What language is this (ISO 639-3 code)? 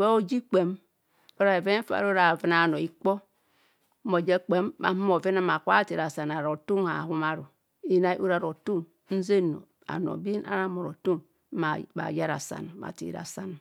bcs